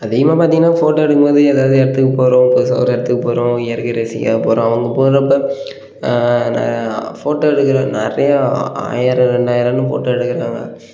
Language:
Tamil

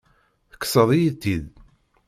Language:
Kabyle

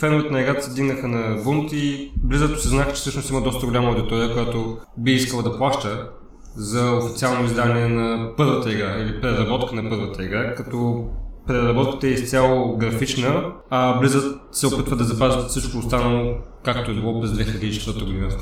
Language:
Bulgarian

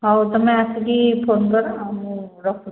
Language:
Odia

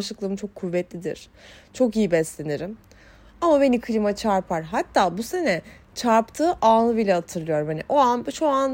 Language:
Turkish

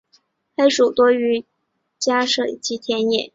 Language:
Chinese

